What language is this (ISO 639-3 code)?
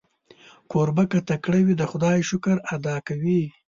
pus